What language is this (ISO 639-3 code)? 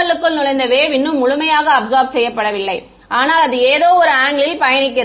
tam